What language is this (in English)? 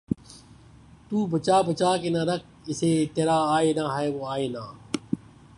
Urdu